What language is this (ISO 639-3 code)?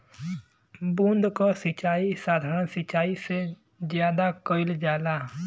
bho